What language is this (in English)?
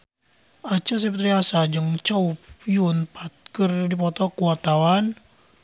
Sundanese